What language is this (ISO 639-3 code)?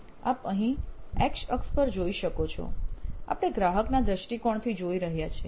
guj